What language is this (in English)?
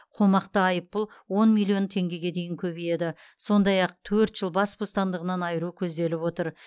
Kazakh